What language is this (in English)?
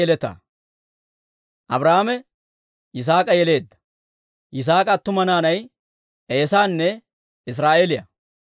Dawro